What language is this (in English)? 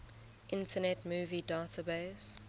English